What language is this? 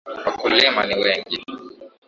Swahili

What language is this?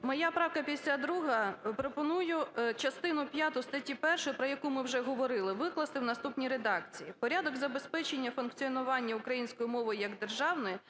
Ukrainian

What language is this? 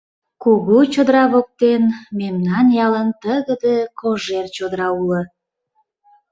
Mari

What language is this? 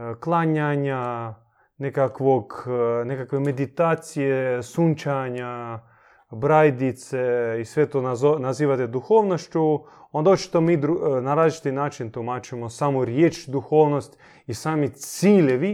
Croatian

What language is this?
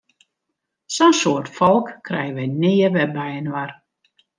Western Frisian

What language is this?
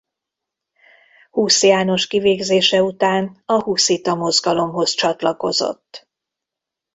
Hungarian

